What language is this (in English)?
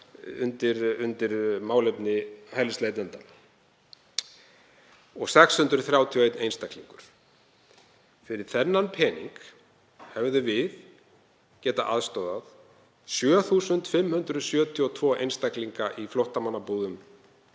Icelandic